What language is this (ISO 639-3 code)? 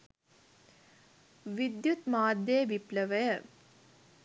sin